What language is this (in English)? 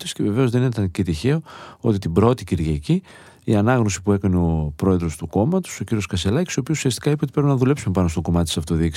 Greek